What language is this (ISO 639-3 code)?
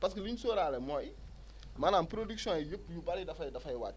wol